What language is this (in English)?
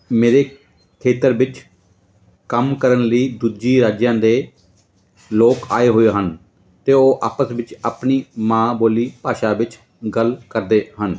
Punjabi